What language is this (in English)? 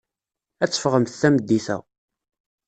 Kabyle